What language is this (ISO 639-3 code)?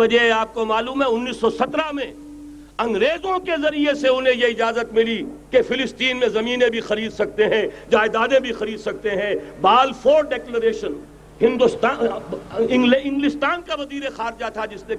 urd